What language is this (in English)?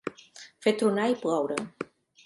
Catalan